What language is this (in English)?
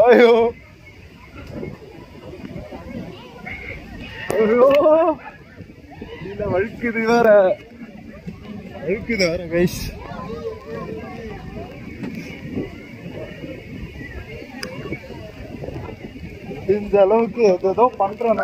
English